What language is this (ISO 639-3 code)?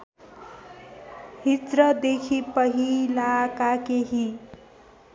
nep